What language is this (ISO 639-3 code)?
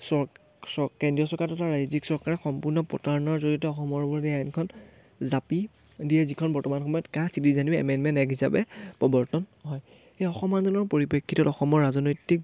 asm